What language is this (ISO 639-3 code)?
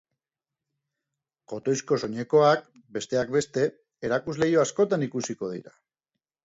eus